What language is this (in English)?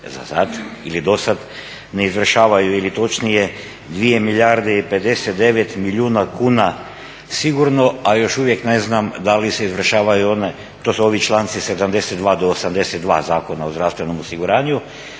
Croatian